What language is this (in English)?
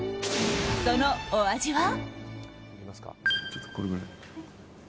Japanese